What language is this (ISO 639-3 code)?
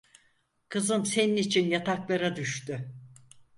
tur